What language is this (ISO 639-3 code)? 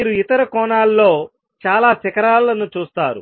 tel